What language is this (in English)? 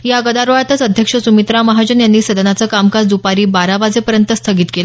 Marathi